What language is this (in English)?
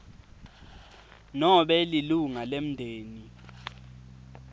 Swati